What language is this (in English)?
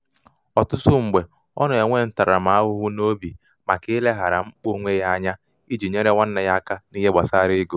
Igbo